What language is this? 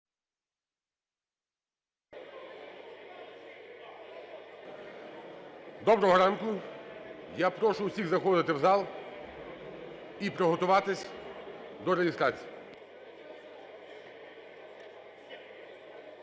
Ukrainian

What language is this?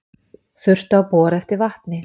Icelandic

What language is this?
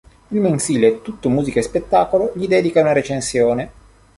Italian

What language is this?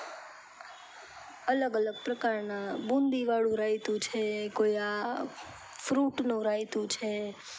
Gujarati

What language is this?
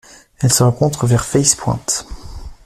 French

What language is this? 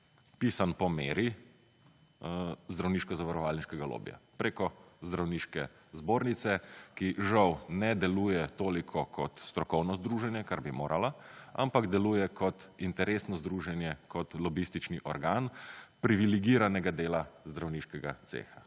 Slovenian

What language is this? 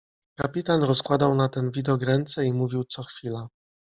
Polish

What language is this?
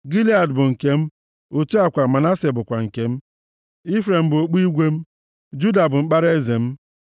Igbo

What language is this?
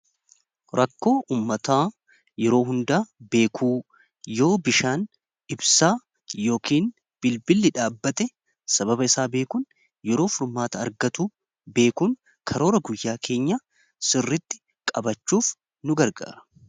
Oromo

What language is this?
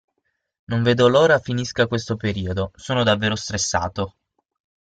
Italian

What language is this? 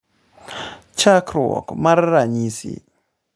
Luo (Kenya and Tanzania)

